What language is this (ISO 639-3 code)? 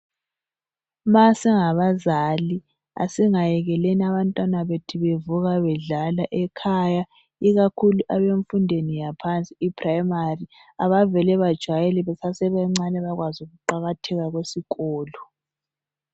nde